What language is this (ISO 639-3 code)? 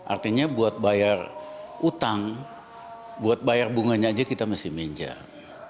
ind